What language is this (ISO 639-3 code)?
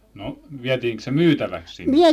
fin